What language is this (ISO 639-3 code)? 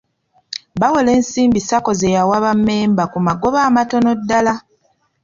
lug